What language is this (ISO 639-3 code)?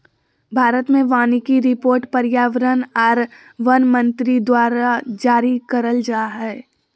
mag